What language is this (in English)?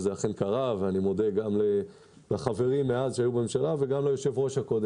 Hebrew